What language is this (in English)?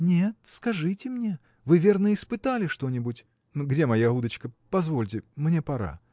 Russian